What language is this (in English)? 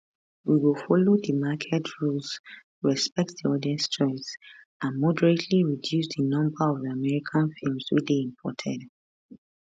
Nigerian Pidgin